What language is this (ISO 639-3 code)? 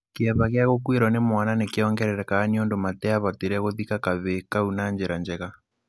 kik